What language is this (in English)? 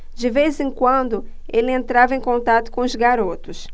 Portuguese